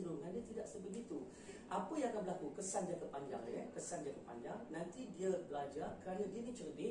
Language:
Malay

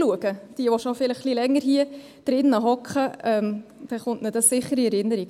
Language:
Swiss German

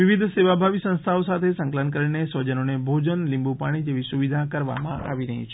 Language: Gujarati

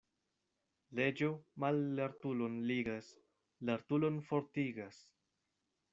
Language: Esperanto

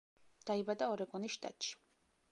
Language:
Georgian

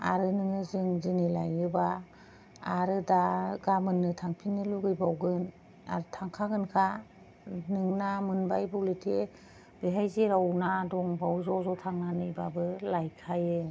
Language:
Bodo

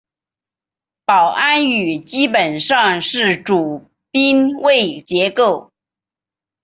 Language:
Chinese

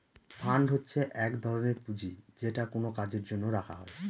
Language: Bangla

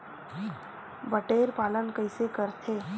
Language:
Chhattisgarhi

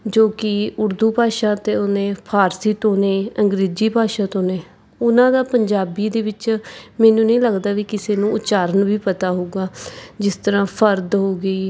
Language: Punjabi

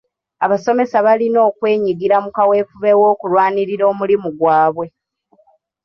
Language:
Ganda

